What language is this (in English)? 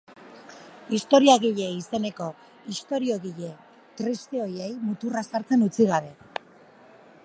Basque